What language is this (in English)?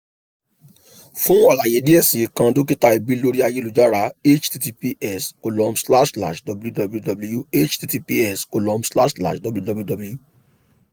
Yoruba